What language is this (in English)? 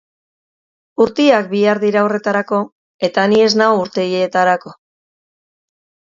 Basque